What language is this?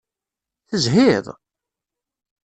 Kabyle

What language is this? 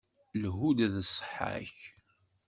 Kabyle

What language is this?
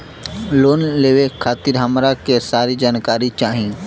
Bhojpuri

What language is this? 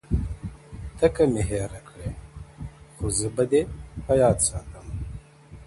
Pashto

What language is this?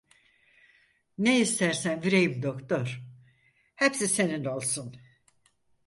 Turkish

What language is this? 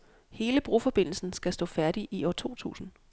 Danish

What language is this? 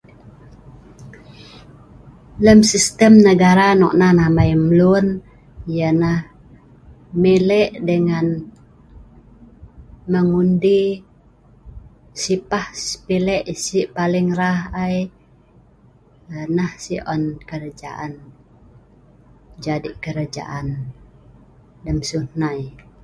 Sa'ban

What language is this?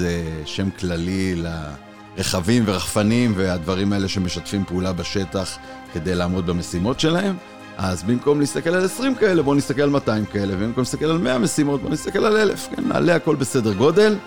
Hebrew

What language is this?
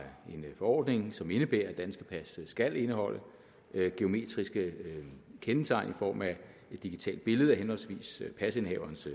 Danish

